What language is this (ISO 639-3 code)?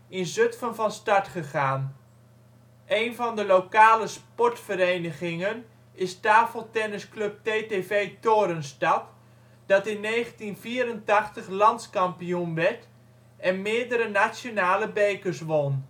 nld